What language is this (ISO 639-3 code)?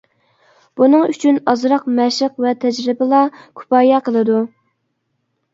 uig